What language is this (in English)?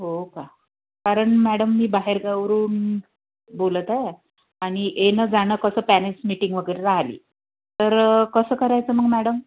Marathi